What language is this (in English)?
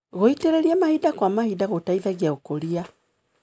Kikuyu